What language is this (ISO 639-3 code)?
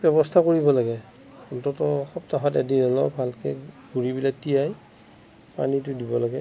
asm